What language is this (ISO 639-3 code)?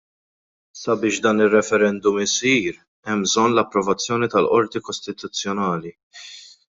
mlt